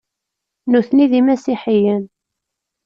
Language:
Kabyle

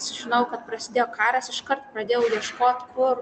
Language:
Lithuanian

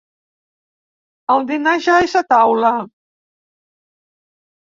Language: Catalan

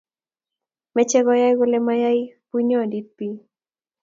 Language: Kalenjin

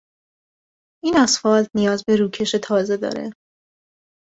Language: Persian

